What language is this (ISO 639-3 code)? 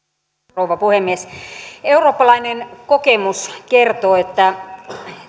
fin